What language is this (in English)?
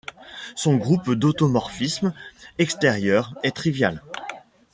French